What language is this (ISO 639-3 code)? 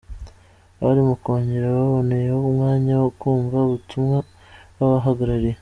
kin